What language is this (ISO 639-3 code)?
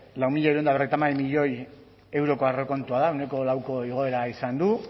eus